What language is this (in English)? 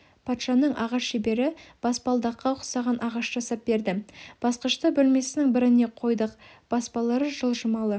Kazakh